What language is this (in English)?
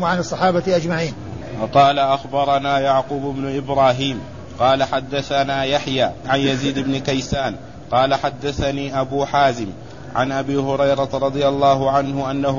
Arabic